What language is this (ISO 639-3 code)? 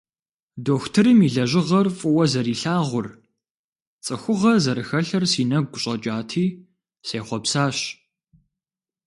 kbd